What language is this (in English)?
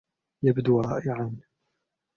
Arabic